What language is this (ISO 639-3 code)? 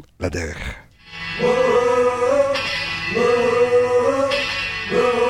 heb